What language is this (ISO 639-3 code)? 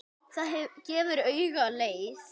isl